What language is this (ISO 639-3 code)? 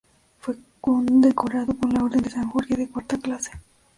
spa